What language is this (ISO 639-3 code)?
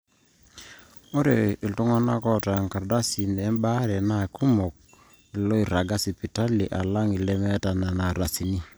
mas